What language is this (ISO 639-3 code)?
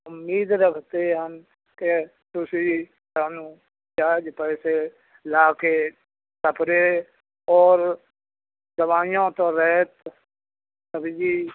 pan